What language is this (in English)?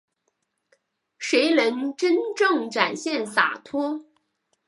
Chinese